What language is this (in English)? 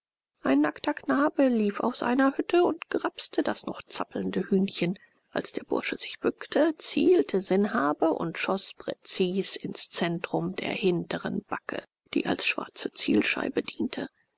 German